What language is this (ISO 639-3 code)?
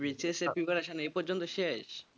ben